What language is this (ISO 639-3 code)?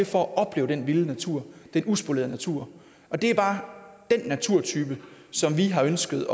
dan